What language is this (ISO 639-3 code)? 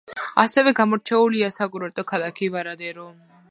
kat